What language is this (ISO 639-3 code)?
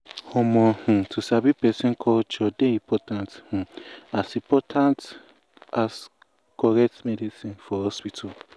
pcm